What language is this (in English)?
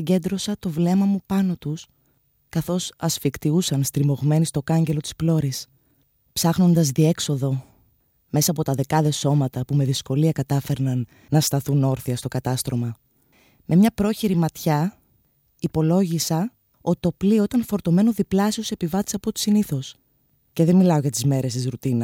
Greek